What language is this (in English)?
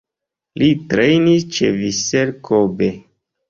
Esperanto